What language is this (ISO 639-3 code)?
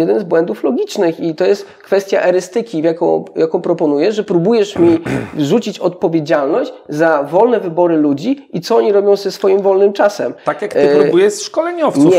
pol